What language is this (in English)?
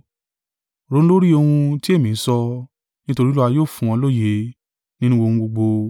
Yoruba